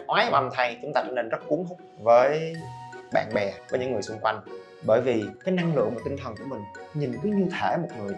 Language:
Vietnamese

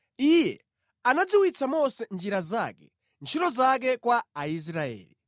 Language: Nyanja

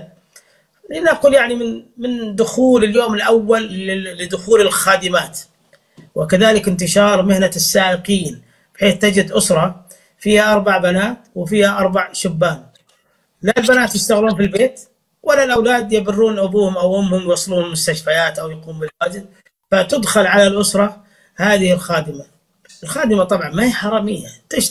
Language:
Arabic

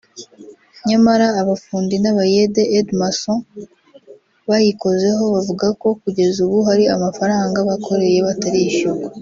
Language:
Kinyarwanda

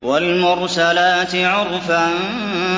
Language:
Arabic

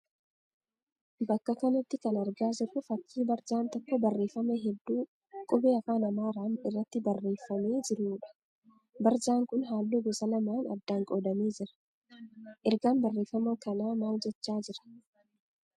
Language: Oromo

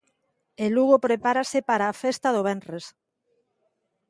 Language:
Galician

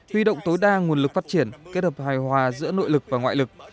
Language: Vietnamese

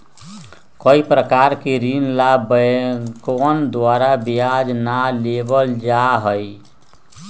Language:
Magahi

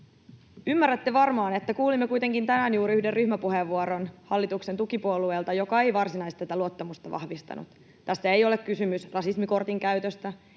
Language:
Finnish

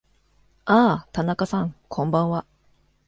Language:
Japanese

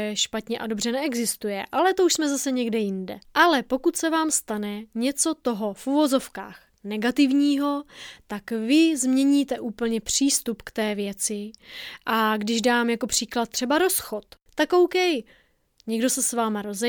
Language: Czech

